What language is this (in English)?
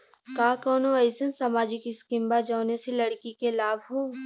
Bhojpuri